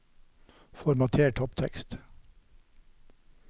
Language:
Norwegian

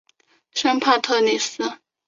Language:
Chinese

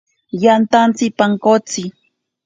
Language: Ashéninka Perené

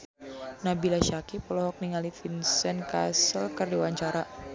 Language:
Sundanese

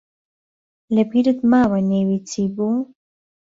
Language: Central Kurdish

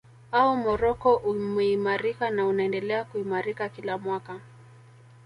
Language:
Swahili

